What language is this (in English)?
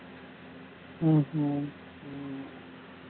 Tamil